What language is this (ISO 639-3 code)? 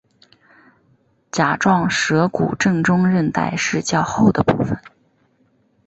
zho